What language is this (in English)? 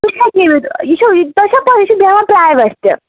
Kashmiri